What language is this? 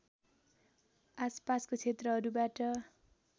Nepali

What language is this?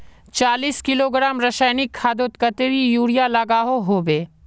Magahi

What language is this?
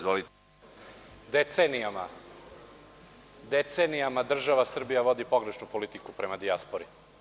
Serbian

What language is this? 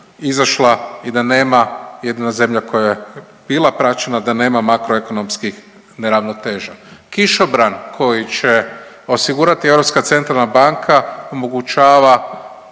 Croatian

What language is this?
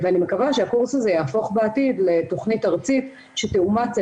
Hebrew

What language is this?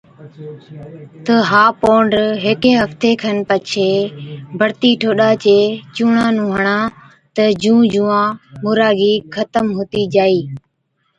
Od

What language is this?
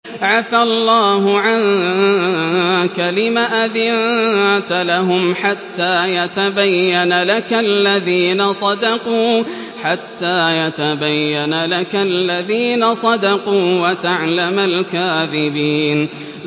Arabic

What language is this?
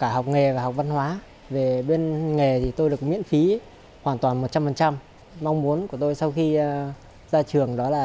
Vietnamese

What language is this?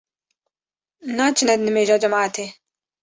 Kurdish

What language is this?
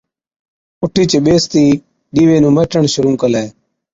Od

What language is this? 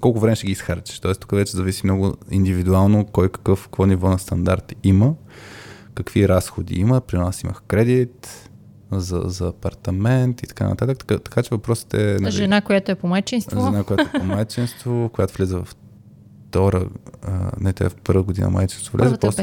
Bulgarian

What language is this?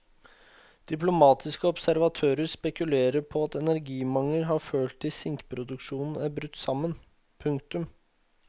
Norwegian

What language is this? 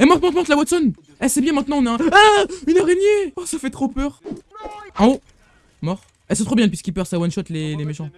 French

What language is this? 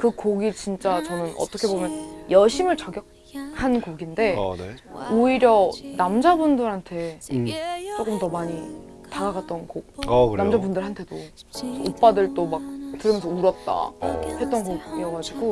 Korean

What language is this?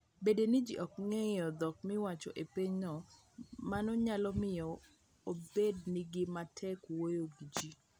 Luo (Kenya and Tanzania)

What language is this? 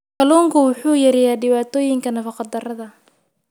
Somali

